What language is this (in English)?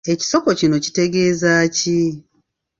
Ganda